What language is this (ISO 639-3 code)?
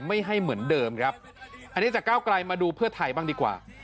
tha